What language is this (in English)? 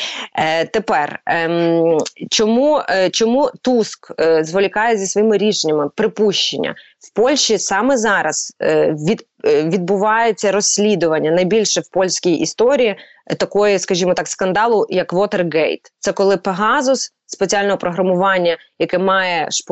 Ukrainian